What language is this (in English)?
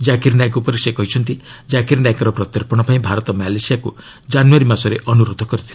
Odia